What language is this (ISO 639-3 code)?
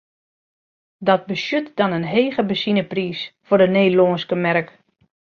fry